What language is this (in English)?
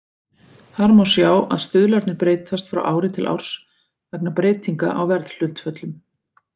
Icelandic